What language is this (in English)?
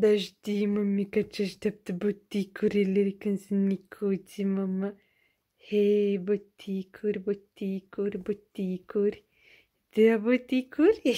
Romanian